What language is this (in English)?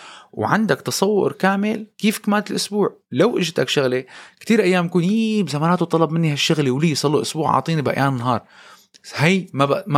Arabic